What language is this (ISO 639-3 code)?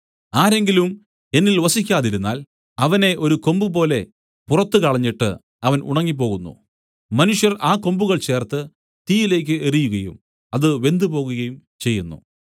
mal